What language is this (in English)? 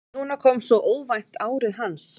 Icelandic